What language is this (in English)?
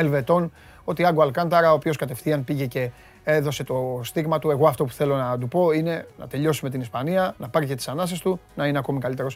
Greek